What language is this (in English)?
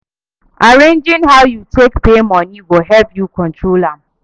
Nigerian Pidgin